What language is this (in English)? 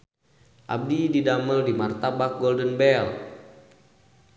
Sundanese